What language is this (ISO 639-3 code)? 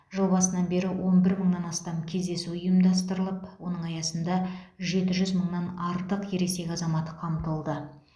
kaz